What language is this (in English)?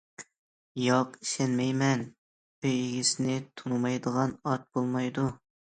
Uyghur